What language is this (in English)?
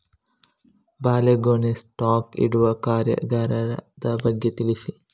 Kannada